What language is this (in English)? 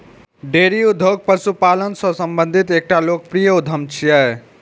Maithili